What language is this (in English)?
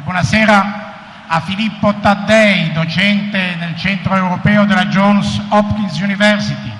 Italian